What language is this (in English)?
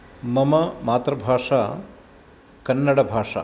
Sanskrit